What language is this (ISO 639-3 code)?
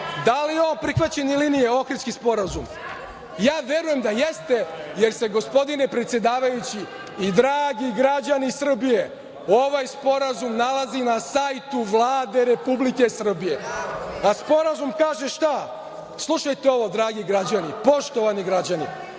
srp